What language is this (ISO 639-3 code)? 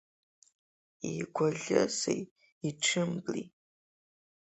abk